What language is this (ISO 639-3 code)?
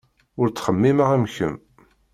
kab